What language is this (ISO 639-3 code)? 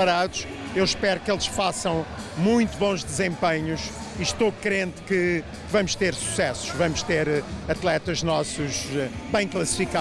por